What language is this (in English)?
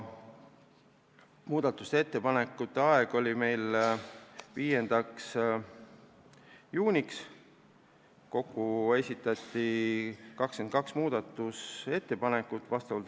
Estonian